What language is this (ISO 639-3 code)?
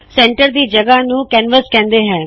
pan